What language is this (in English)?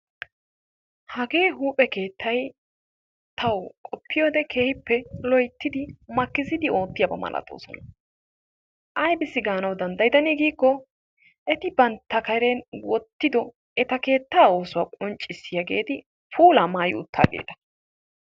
Wolaytta